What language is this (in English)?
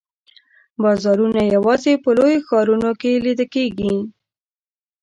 Pashto